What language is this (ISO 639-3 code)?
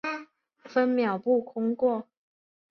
zho